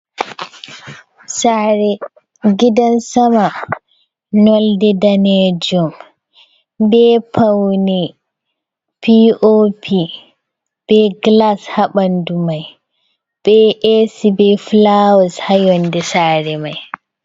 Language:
Fula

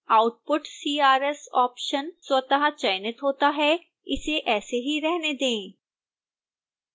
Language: Hindi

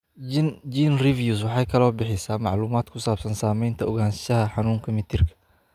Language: Somali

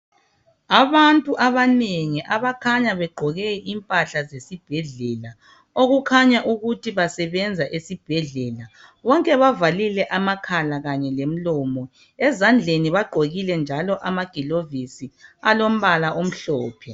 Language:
North Ndebele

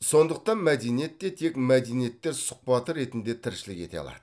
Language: Kazakh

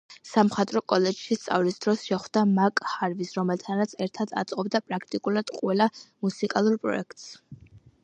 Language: Georgian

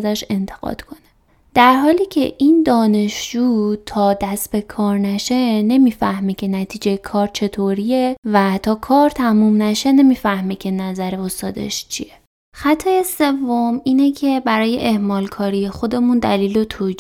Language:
Persian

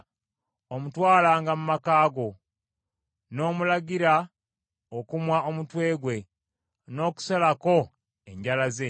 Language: Ganda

